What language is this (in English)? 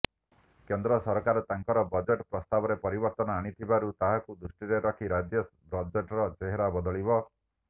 Odia